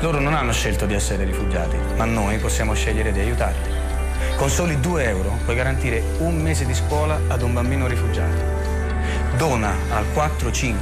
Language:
Italian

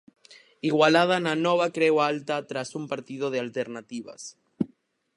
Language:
Galician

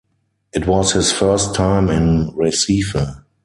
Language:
English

